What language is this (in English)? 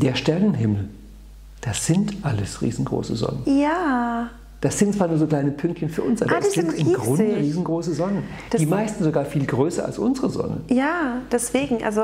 German